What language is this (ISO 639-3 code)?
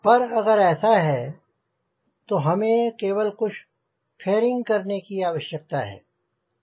hin